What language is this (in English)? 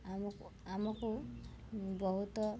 Odia